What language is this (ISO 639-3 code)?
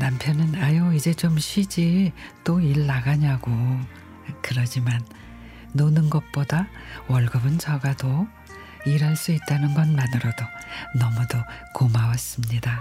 kor